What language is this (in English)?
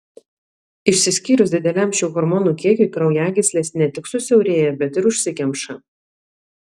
Lithuanian